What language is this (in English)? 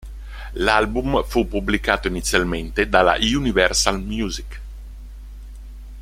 Italian